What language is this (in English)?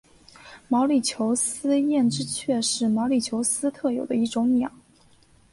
Chinese